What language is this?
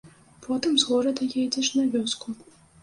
Belarusian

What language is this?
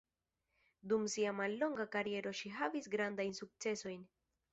Esperanto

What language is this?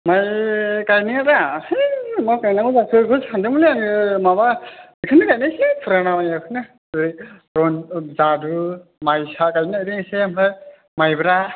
Bodo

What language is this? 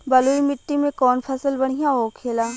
Bhojpuri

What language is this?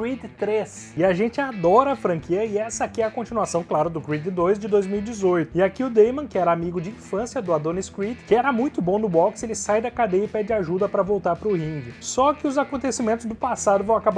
Portuguese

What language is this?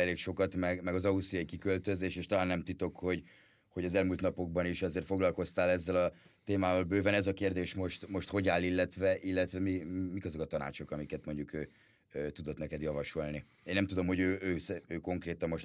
Hungarian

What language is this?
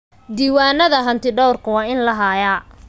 Somali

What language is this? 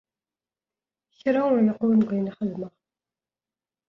Kabyle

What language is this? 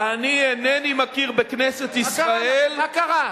Hebrew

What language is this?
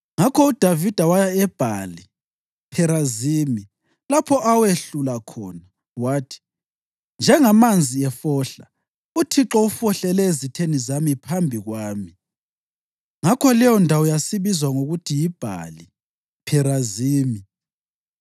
North Ndebele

